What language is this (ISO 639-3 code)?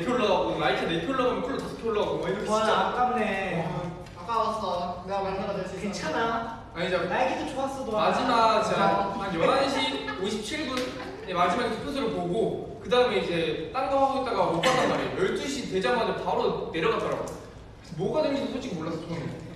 kor